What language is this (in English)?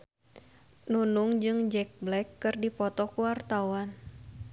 Sundanese